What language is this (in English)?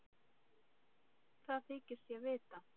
Icelandic